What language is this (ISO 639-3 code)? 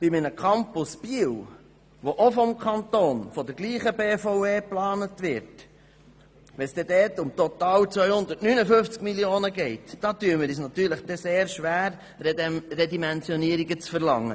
gsw